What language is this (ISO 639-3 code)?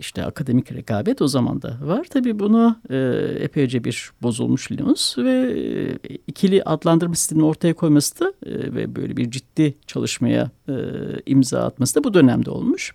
tur